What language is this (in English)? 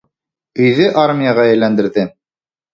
Bashkir